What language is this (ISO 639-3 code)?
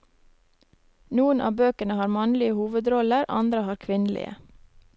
nor